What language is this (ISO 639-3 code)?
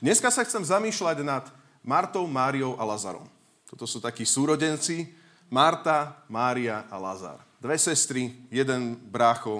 slk